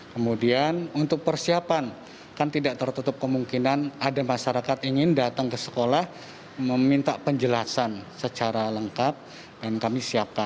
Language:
Indonesian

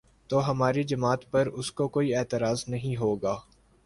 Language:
Urdu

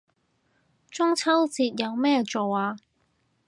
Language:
Cantonese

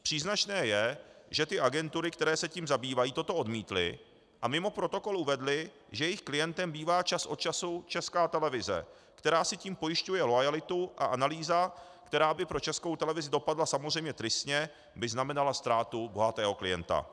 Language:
Czech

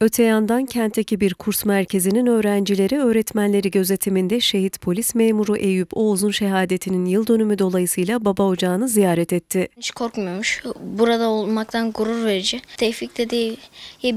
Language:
Turkish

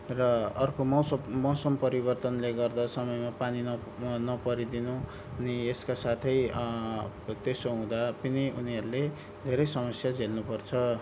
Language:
Nepali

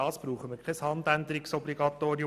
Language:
Swiss German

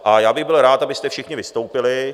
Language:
Czech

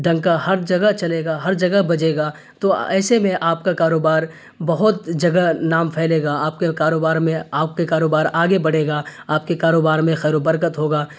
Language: Urdu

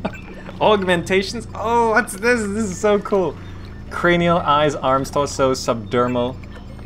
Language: English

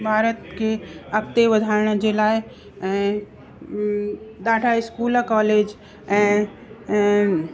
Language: Sindhi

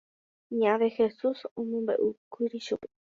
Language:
Guarani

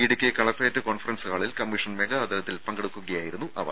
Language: Malayalam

